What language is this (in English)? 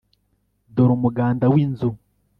Kinyarwanda